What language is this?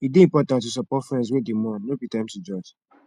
Nigerian Pidgin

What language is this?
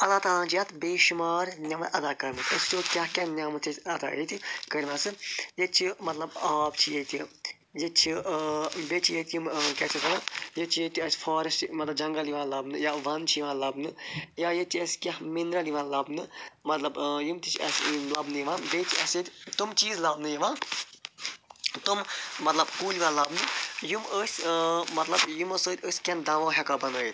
Kashmiri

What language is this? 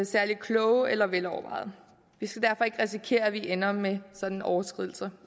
Danish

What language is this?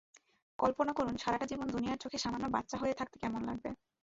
Bangla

